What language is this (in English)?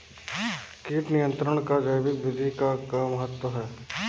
Bhojpuri